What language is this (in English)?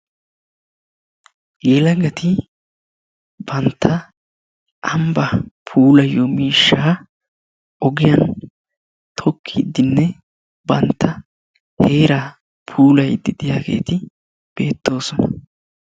Wolaytta